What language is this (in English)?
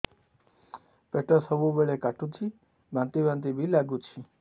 Odia